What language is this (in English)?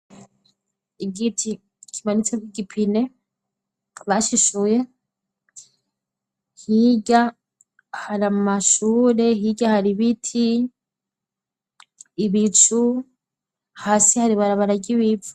Rundi